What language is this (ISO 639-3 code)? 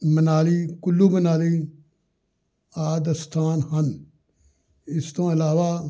pan